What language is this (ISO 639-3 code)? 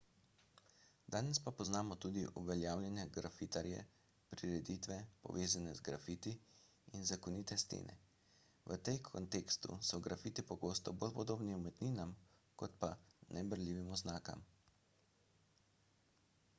slv